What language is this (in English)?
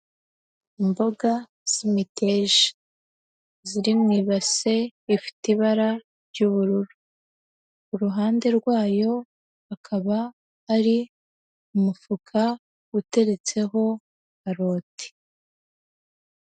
Kinyarwanda